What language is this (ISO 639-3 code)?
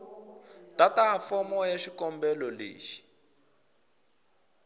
tso